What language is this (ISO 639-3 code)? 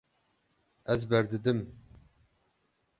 kur